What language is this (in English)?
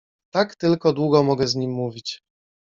Polish